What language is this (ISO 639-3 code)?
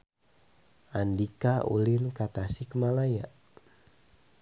sun